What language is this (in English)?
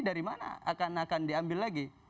Indonesian